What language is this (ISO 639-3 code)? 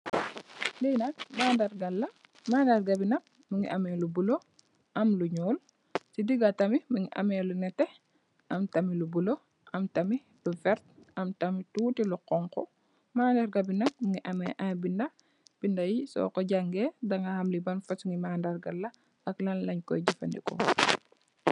wol